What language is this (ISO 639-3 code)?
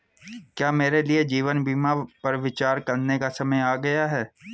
hin